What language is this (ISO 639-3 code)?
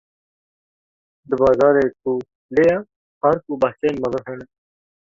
kur